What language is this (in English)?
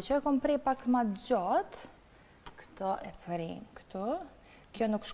Romanian